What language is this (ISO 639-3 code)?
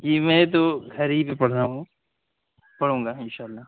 urd